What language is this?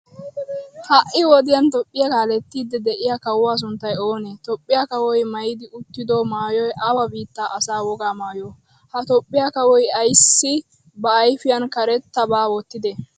Wolaytta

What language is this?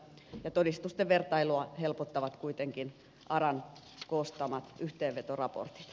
Finnish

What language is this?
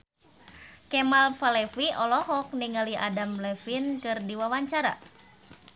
Sundanese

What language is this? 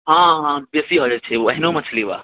Maithili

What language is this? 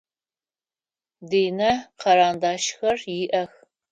Adyghe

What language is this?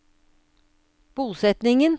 Norwegian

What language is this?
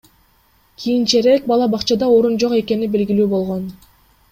Kyrgyz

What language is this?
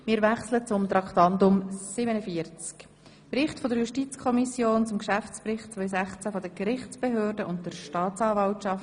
Swiss German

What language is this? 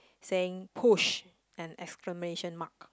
English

